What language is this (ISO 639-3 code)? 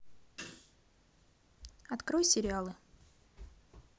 rus